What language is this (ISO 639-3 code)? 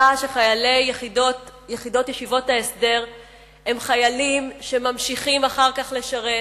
heb